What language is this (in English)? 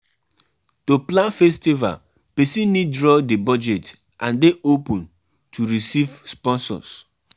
Nigerian Pidgin